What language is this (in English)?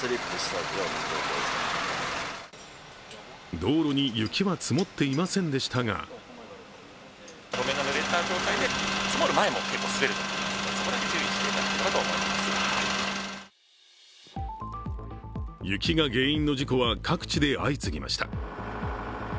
Japanese